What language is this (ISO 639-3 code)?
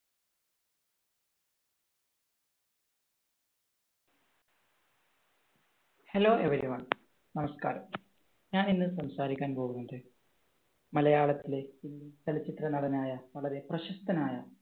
mal